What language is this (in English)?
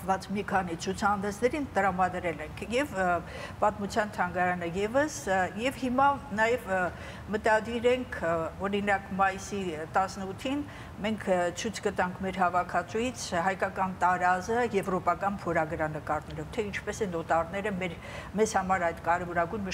Romanian